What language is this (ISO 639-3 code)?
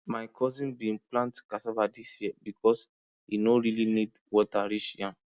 pcm